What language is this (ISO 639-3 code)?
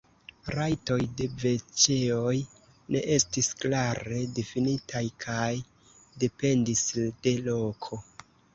epo